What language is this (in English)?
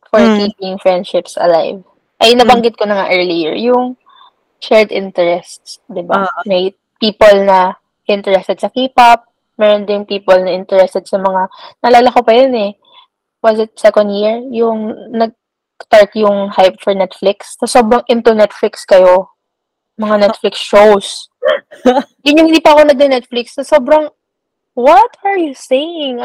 Filipino